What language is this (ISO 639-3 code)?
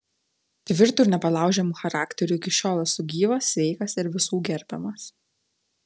lit